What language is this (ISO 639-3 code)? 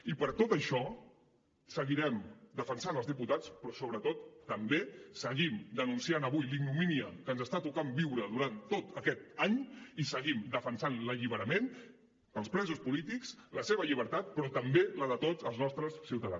cat